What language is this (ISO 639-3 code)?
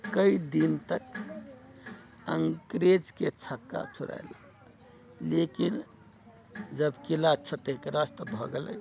mai